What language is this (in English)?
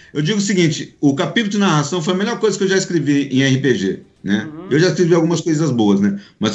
Portuguese